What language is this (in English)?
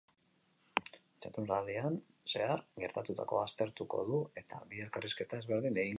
Basque